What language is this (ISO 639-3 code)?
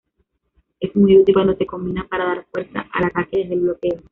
spa